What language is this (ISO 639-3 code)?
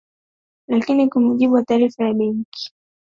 swa